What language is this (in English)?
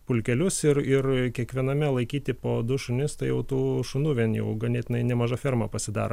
Lithuanian